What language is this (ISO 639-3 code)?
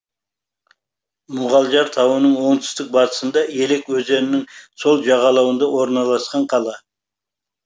kaz